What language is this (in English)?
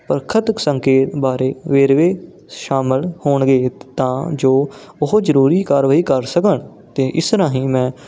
Punjabi